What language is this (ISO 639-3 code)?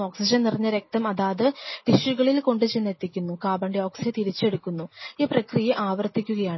mal